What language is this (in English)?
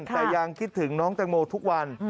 Thai